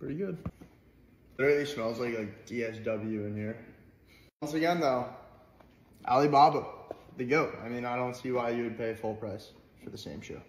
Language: English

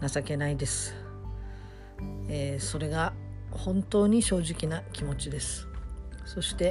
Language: Japanese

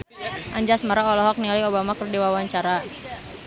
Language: Sundanese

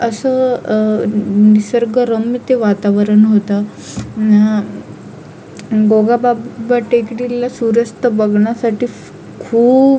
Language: Marathi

